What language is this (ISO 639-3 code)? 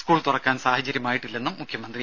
mal